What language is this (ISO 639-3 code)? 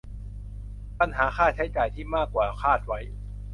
tha